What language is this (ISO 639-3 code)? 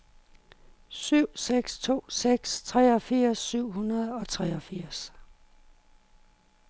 dan